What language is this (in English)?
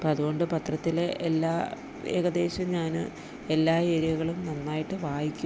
Malayalam